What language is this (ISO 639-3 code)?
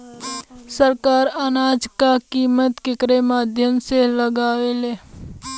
bho